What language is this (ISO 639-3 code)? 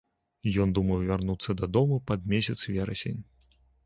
bel